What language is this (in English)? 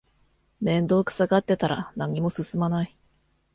Japanese